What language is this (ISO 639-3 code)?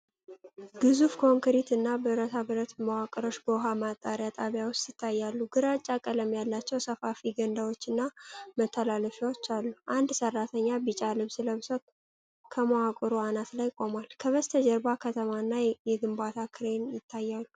amh